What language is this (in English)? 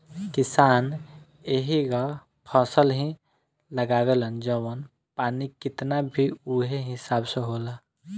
Bhojpuri